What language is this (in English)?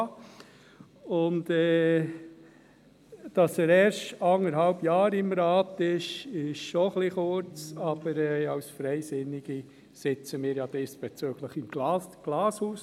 Swiss German